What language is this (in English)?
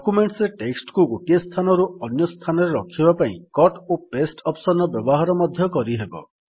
Odia